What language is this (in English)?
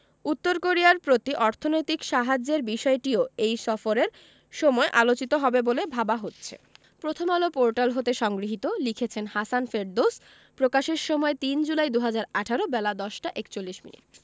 Bangla